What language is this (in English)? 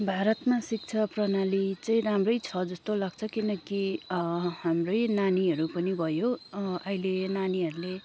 Nepali